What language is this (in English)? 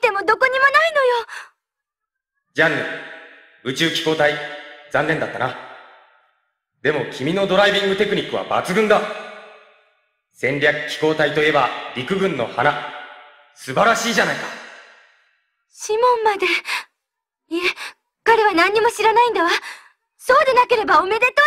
Japanese